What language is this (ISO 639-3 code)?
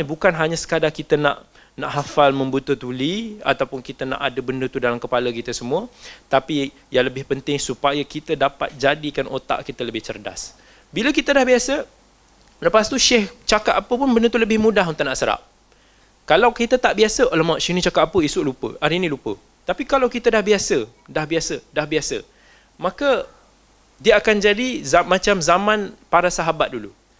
msa